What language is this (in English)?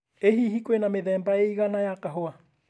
Kikuyu